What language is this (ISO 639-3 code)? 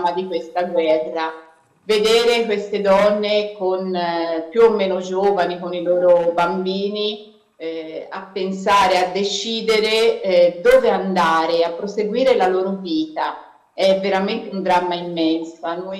ita